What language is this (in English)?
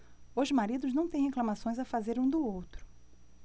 Portuguese